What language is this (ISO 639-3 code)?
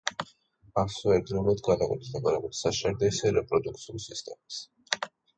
kat